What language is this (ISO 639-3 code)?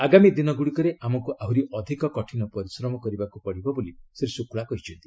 ori